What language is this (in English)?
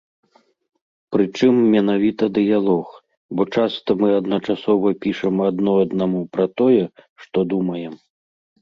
Belarusian